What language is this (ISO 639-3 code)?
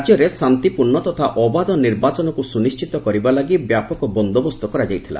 ori